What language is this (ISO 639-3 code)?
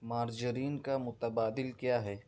urd